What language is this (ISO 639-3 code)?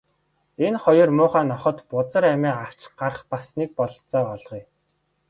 mon